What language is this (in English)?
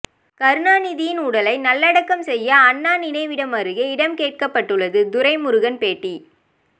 Tamil